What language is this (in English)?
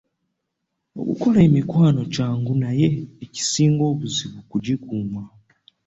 Ganda